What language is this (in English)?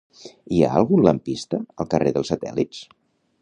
Catalan